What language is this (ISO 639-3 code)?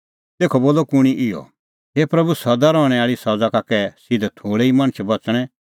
kfx